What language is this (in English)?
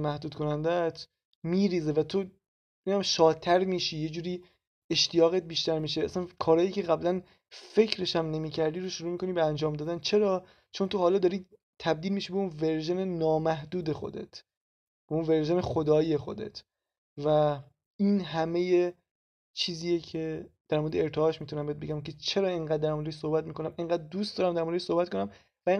Persian